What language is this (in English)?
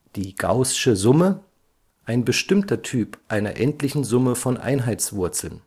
German